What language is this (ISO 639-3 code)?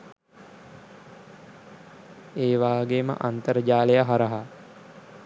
sin